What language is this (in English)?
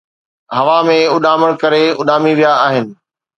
Sindhi